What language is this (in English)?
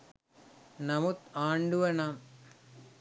Sinhala